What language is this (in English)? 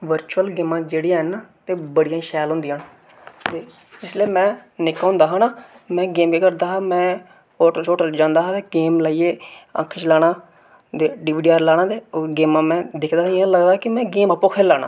Dogri